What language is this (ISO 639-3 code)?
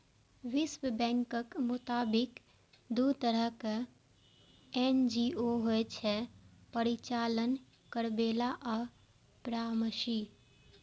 mai